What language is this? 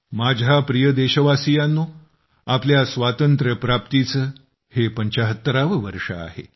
Marathi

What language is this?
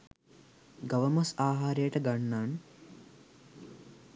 Sinhala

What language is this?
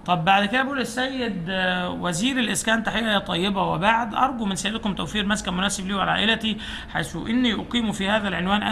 Arabic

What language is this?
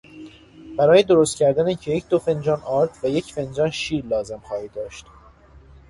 Persian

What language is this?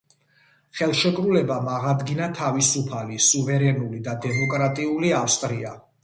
Georgian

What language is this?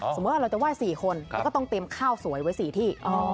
Thai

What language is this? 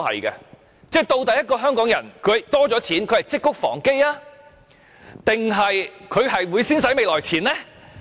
Cantonese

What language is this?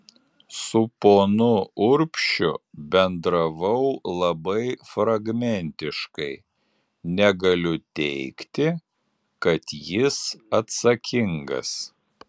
Lithuanian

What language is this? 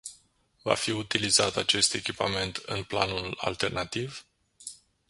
Romanian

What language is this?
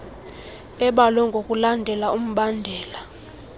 Xhosa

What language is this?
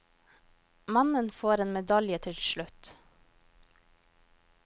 Norwegian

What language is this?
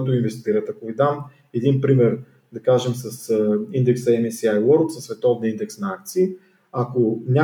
Bulgarian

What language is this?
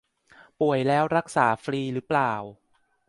Thai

